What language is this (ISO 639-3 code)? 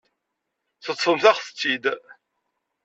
kab